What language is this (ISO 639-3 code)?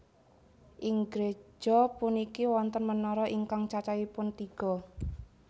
jav